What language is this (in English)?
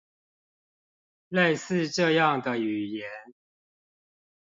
Chinese